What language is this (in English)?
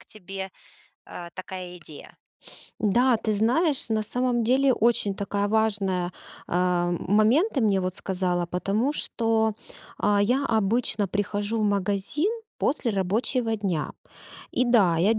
Russian